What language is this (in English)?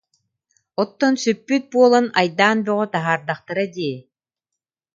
Yakut